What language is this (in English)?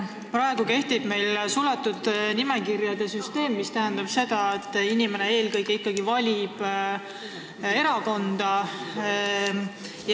Estonian